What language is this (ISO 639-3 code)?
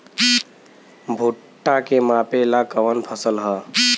bho